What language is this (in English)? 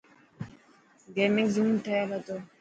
Dhatki